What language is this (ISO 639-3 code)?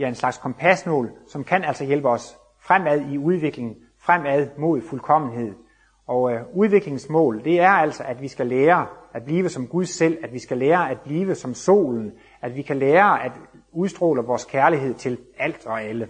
dan